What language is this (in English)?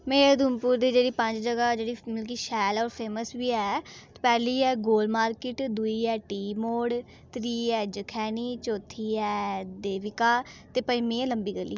Dogri